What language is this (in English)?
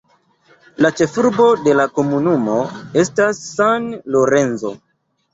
Esperanto